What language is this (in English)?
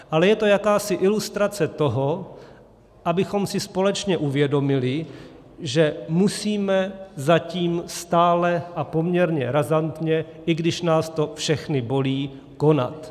Czech